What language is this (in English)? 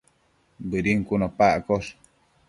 Matsés